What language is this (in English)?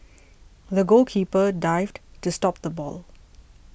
English